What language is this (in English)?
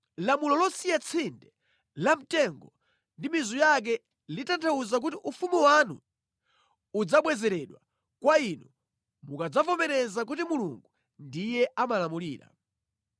Nyanja